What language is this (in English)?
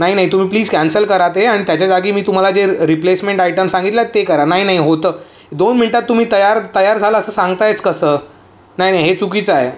Marathi